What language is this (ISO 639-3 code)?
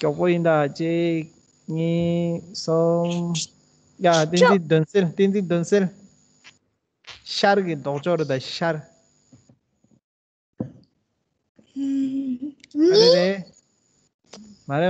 ron